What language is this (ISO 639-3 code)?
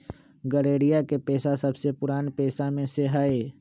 mag